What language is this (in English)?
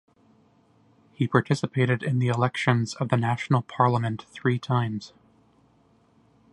English